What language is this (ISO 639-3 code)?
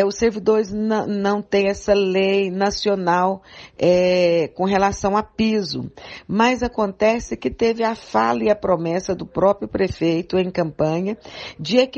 por